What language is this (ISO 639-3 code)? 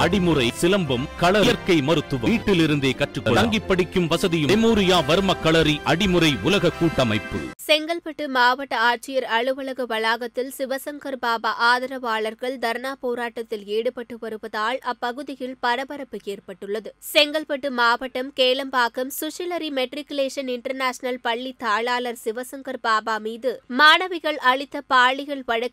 tam